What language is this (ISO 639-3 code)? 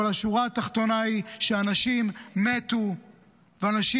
heb